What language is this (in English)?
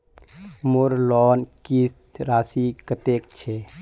Magahi